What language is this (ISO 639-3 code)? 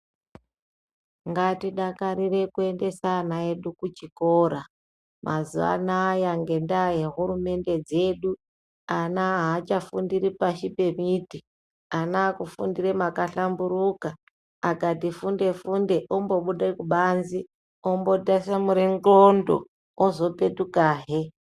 ndc